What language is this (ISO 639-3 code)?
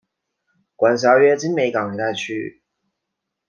zho